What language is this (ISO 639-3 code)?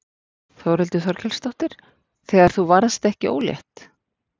isl